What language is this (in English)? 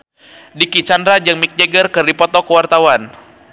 Sundanese